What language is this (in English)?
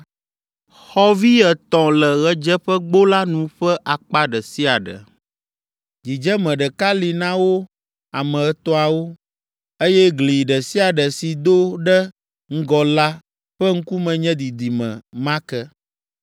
Ewe